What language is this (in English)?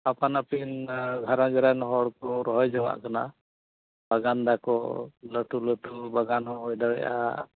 Santali